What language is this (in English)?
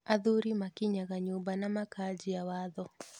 Kikuyu